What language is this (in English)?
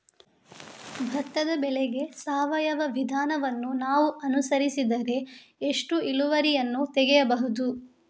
Kannada